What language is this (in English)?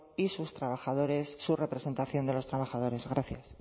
Spanish